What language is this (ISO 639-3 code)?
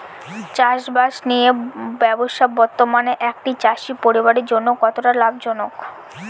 ben